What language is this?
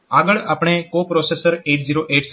Gujarati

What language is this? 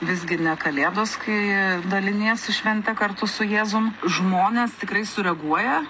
Lithuanian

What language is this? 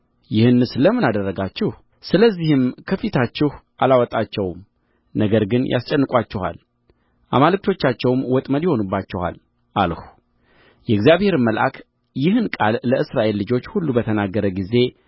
Amharic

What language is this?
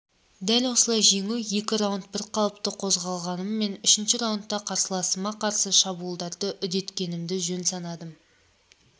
Kazakh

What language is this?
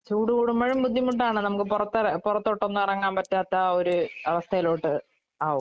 Malayalam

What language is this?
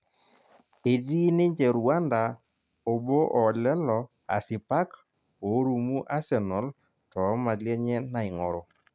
Masai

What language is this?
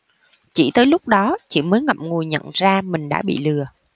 Vietnamese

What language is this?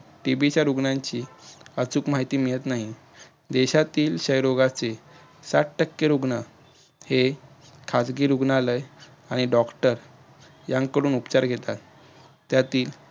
Marathi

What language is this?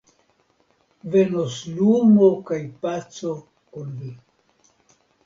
Esperanto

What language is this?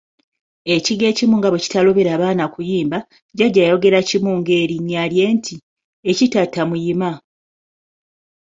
Ganda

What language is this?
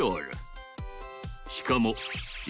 Japanese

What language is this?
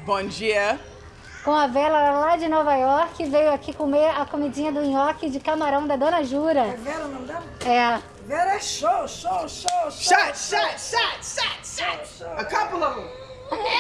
Portuguese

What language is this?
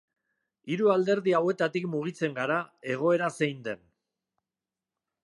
Basque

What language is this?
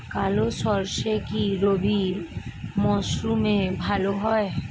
Bangla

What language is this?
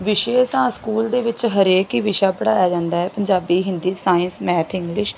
Punjabi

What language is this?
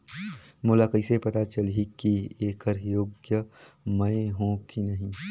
Chhattisgarhi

